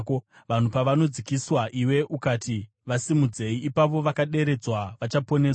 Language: Shona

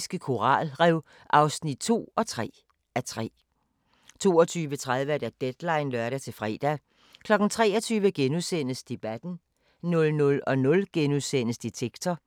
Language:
Danish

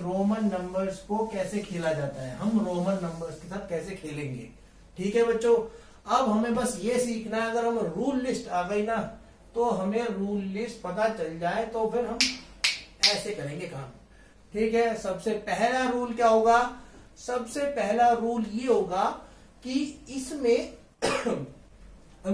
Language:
Hindi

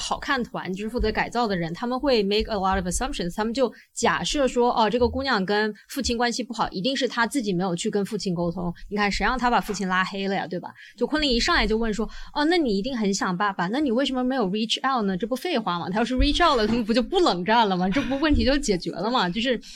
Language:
Chinese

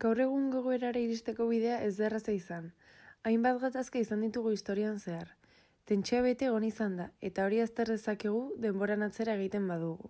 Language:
Spanish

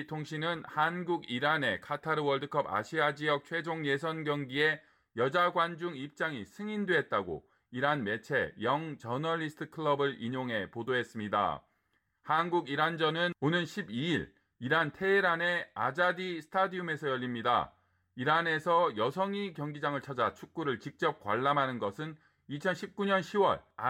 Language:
Korean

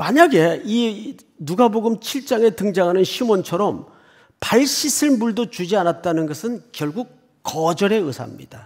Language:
Korean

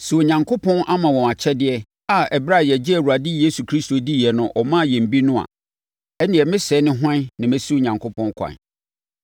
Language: Akan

